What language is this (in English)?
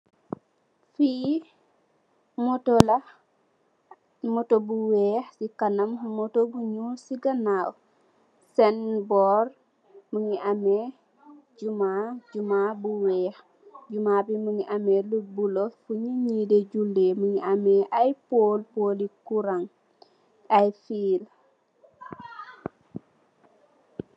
Wolof